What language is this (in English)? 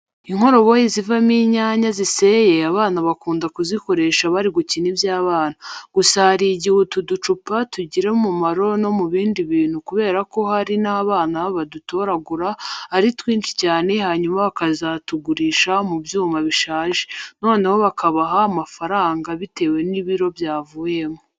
Kinyarwanda